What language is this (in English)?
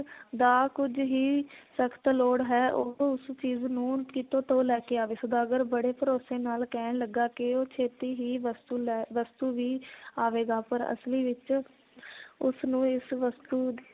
Punjabi